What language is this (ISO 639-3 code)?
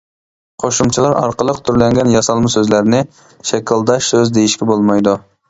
uig